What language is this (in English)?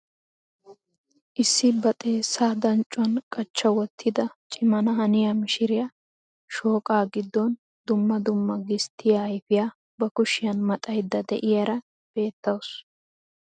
Wolaytta